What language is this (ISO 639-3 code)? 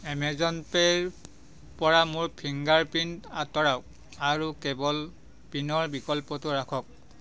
asm